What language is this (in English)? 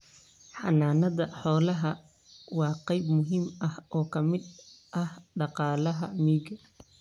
Somali